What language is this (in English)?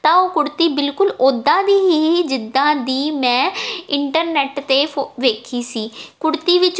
Punjabi